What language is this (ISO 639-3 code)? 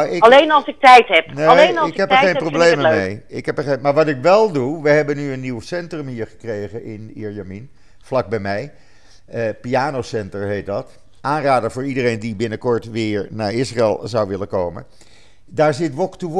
nld